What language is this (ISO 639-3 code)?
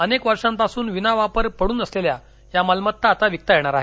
mar